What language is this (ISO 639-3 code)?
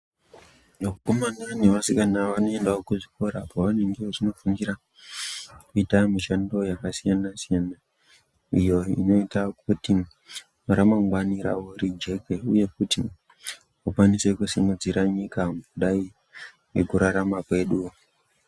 ndc